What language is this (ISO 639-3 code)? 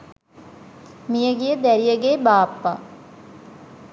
sin